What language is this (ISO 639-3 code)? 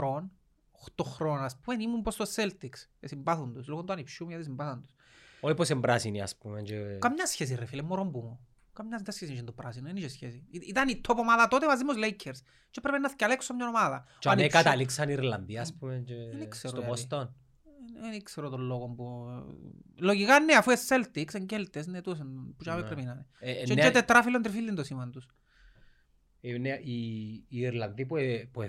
ell